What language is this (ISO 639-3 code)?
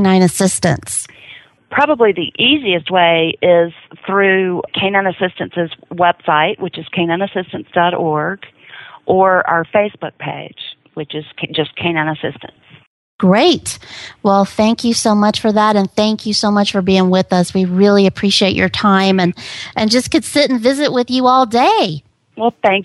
eng